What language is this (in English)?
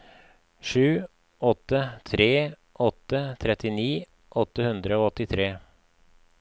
Norwegian